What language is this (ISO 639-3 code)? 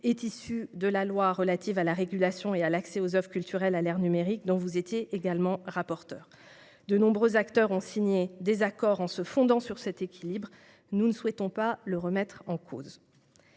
fra